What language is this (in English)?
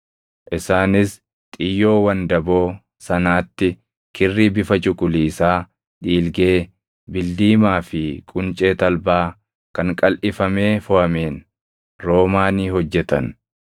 Oromo